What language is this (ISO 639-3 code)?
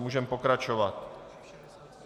ces